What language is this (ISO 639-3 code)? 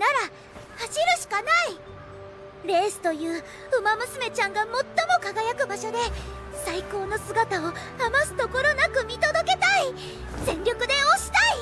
jpn